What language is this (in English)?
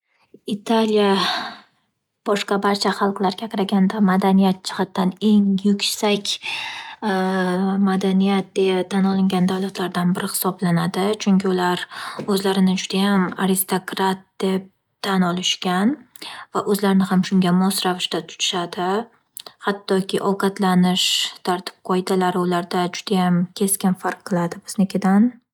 Uzbek